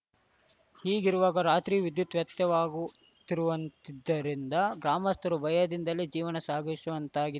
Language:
Kannada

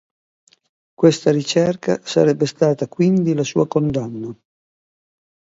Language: Italian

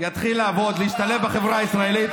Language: Hebrew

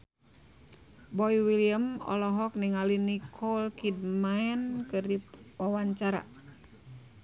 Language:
Sundanese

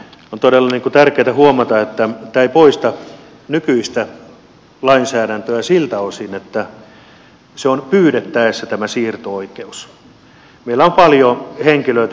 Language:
Finnish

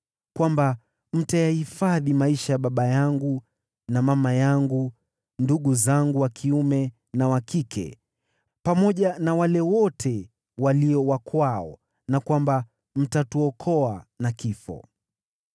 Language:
Swahili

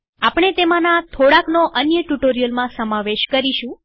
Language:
Gujarati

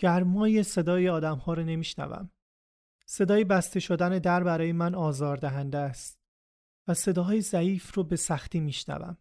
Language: Persian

